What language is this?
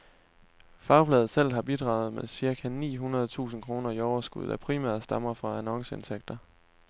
Danish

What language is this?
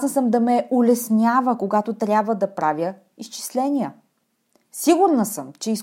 Bulgarian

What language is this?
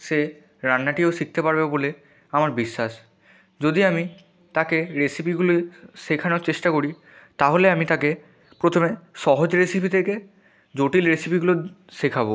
Bangla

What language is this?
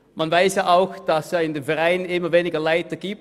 Swiss German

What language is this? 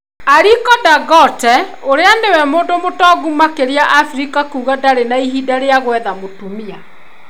Kikuyu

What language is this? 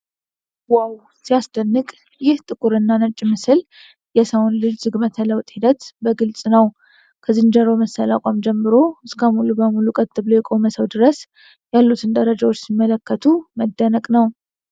Amharic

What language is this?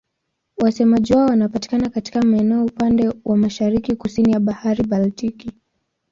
Swahili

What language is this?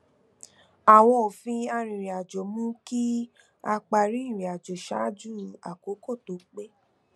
Yoruba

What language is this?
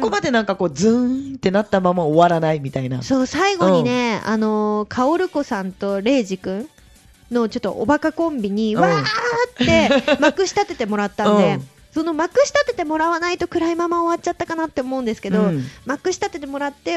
Japanese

